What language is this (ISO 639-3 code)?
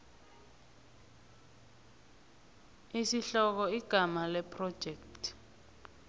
nbl